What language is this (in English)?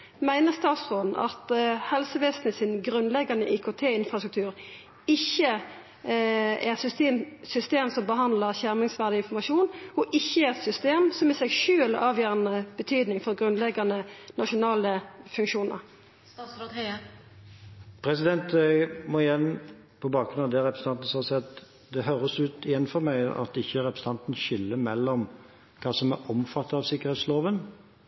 Norwegian